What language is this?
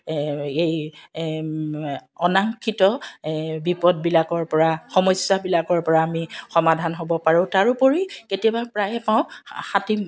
Assamese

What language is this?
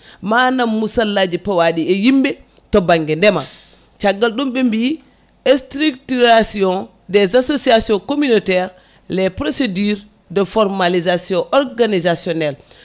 Fula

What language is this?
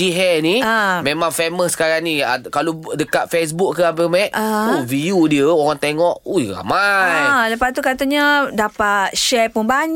Malay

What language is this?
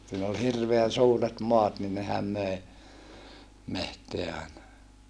Finnish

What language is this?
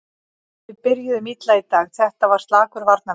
Icelandic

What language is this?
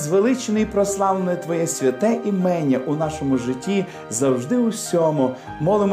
Ukrainian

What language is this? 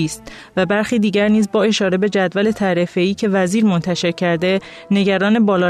Persian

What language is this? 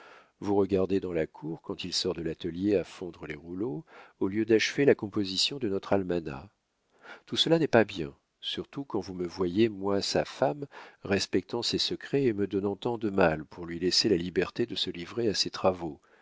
French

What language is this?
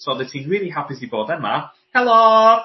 Welsh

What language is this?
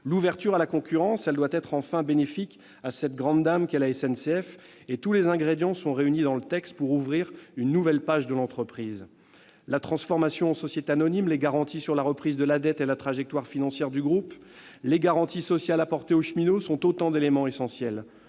French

